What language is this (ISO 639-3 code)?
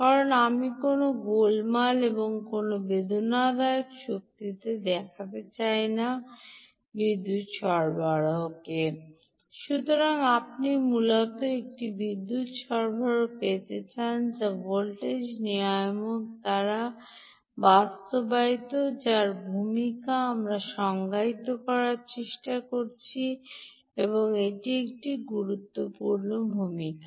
ben